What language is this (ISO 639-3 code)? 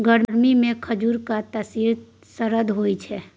mai